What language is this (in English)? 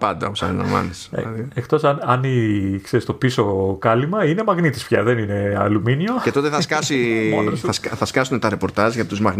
Greek